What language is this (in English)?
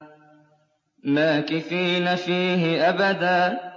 Arabic